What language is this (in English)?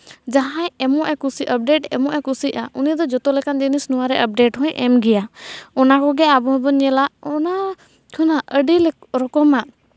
Santali